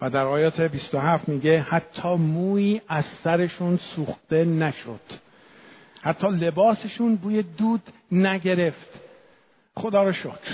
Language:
Persian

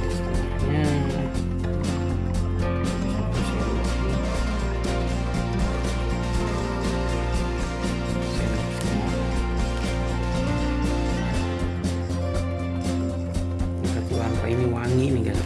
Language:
Indonesian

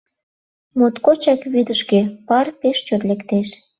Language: Mari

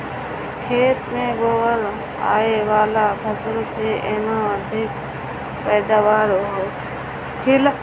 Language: Bhojpuri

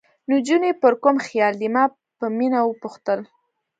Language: Pashto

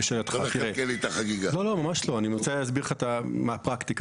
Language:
Hebrew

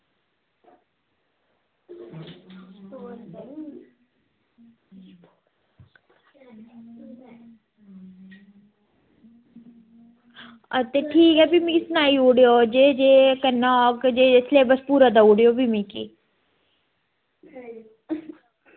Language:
Dogri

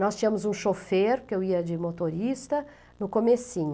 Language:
Portuguese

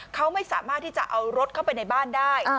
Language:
Thai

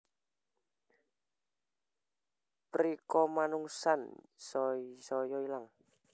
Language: Javanese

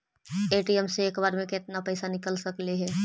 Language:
Magahi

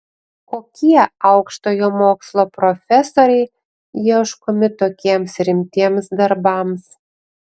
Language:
Lithuanian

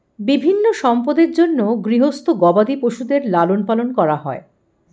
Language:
Bangla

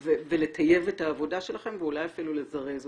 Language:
Hebrew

